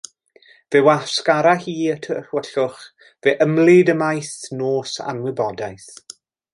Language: Welsh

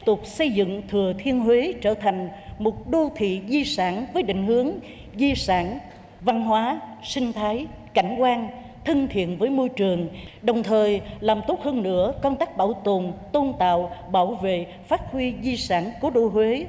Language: Vietnamese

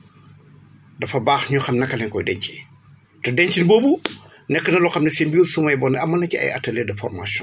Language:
Wolof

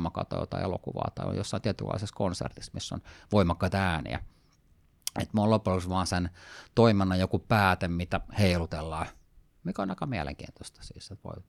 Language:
Finnish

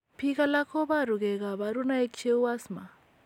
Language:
Kalenjin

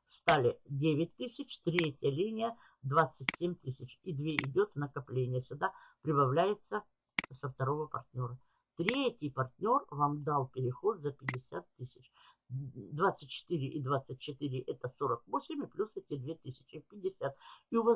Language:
Russian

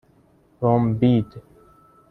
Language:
Persian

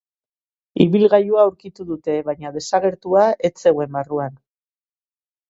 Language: Basque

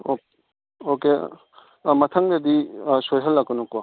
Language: Manipuri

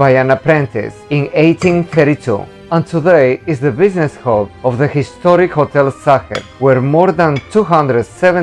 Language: English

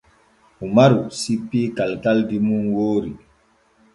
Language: Borgu Fulfulde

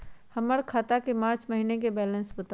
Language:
Magahi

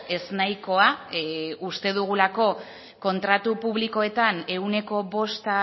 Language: Basque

